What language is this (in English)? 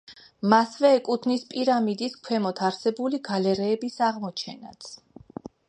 Georgian